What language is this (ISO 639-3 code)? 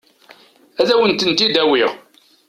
kab